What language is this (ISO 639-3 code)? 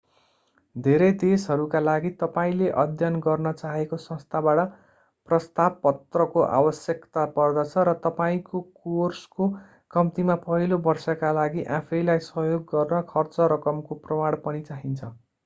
nep